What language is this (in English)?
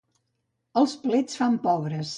Catalan